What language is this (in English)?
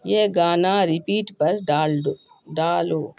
Urdu